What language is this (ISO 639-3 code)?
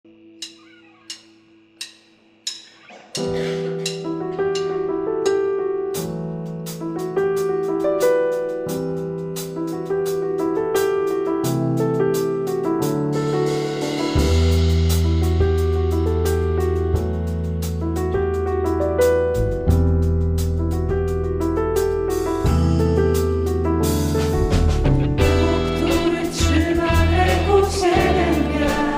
pol